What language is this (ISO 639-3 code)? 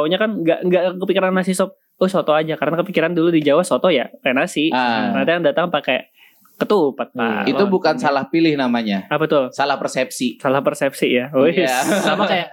ind